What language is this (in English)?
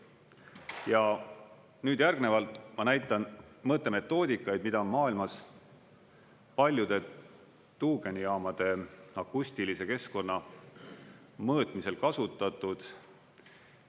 Estonian